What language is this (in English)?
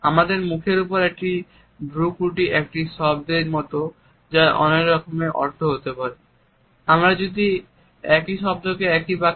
Bangla